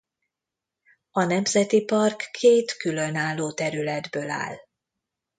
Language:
Hungarian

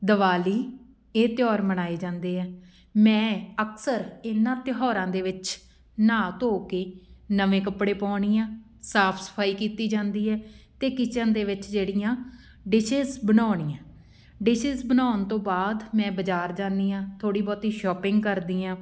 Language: Punjabi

